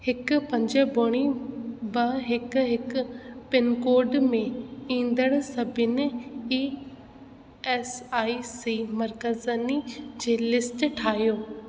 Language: Sindhi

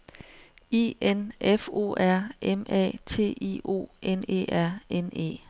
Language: Danish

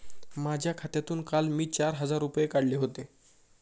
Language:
Marathi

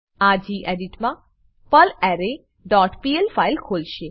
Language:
Gujarati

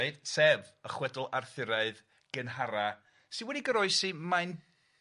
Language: Welsh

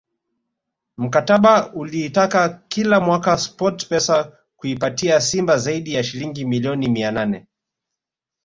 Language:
Swahili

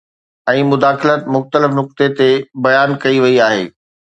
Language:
Sindhi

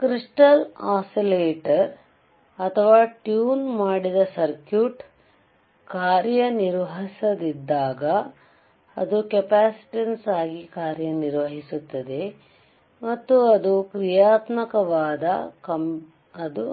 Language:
Kannada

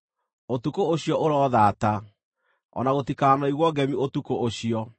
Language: Kikuyu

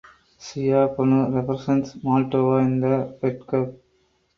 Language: English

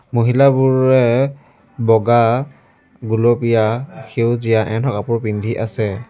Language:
Assamese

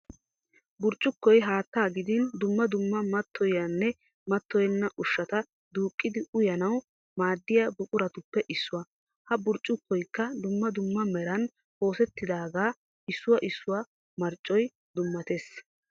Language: Wolaytta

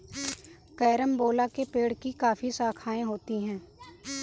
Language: Hindi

